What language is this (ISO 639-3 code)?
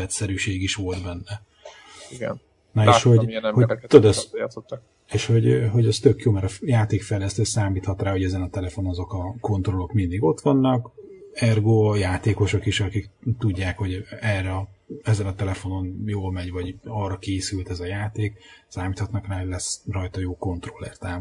hun